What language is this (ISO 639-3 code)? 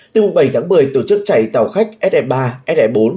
vie